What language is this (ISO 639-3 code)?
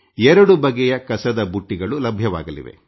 kan